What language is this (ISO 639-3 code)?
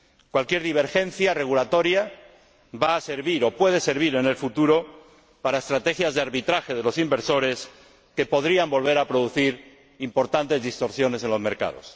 spa